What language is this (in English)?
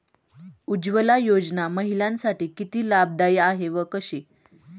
Marathi